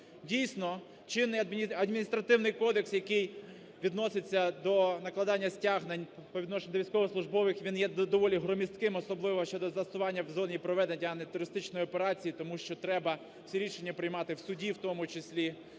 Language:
Ukrainian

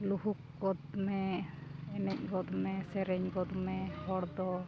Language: Santali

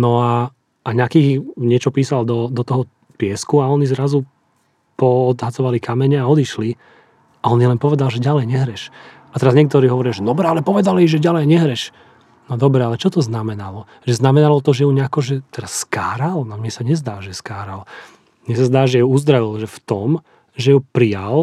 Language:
Slovak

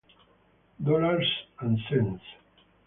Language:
Italian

